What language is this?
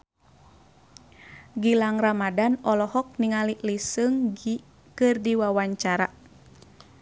Sundanese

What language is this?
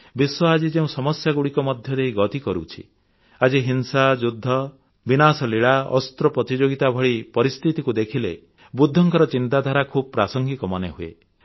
Odia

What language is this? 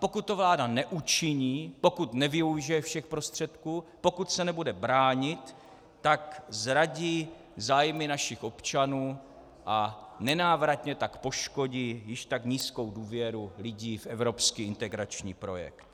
Czech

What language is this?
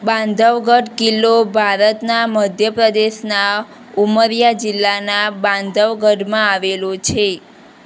Gujarati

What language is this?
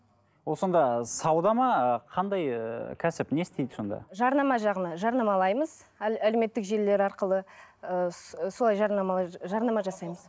Kazakh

